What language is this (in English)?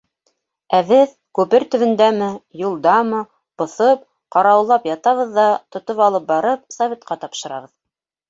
Bashkir